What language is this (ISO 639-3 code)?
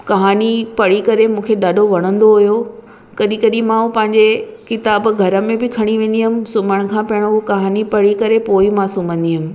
snd